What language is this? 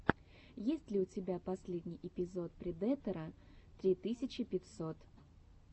Russian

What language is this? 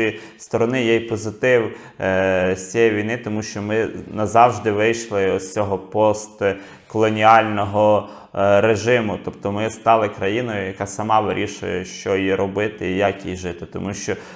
Ukrainian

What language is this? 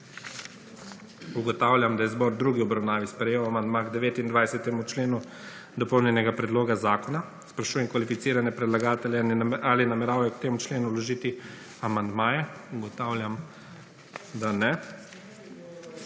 Slovenian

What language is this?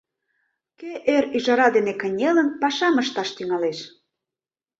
Mari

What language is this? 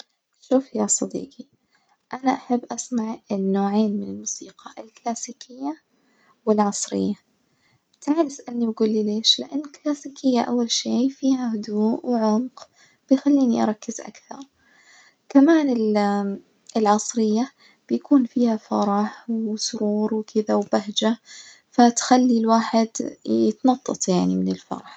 Najdi Arabic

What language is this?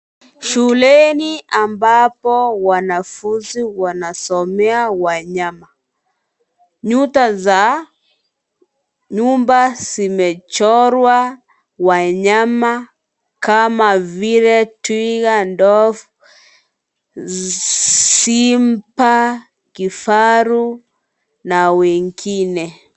Swahili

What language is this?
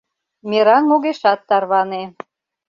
Mari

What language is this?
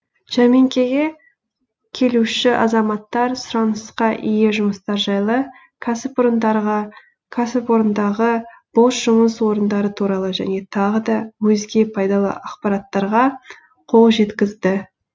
Kazakh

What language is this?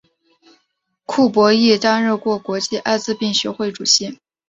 Chinese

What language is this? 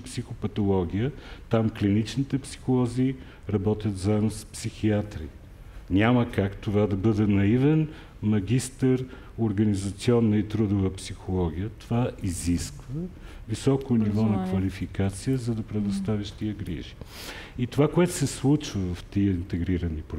Bulgarian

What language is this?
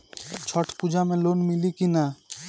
Bhojpuri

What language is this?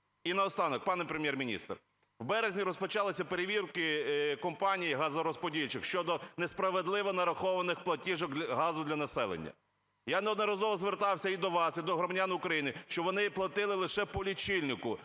Ukrainian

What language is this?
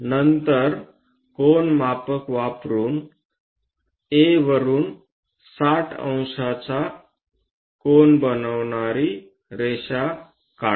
Marathi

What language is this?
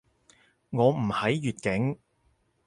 Cantonese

